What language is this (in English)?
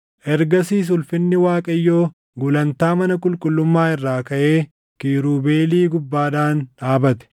Oromo